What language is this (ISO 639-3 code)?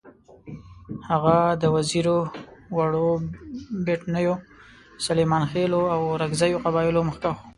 pus